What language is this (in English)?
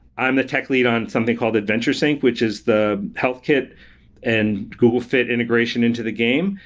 English